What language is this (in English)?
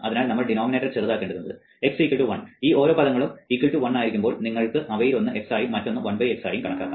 Malayalam